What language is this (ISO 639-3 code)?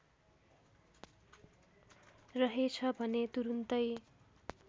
nep